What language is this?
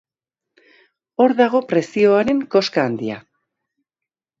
Basque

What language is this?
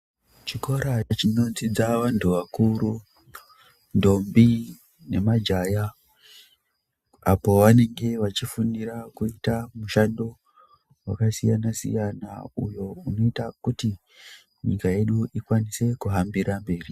Ndau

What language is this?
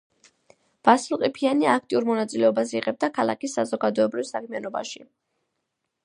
Georgian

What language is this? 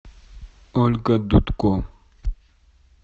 Russian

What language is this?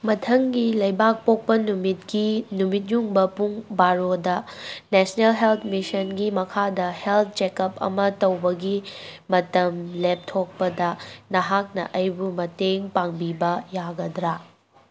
Manipuri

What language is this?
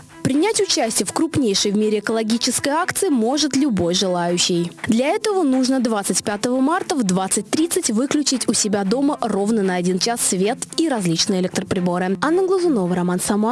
Russian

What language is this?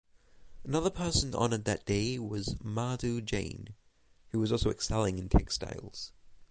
English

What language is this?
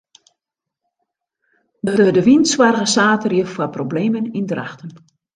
Western Frisian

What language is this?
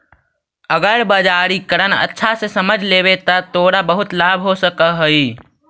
Magahi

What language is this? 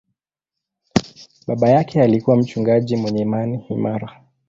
Swahili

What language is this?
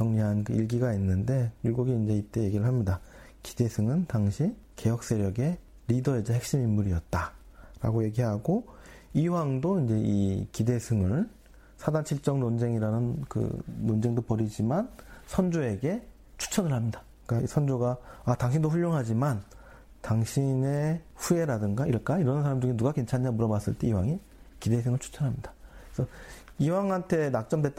Korean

